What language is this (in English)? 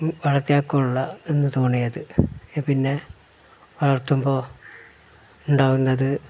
Malayalam